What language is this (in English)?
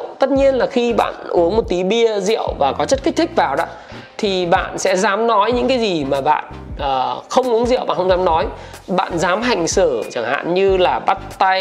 Vietnamese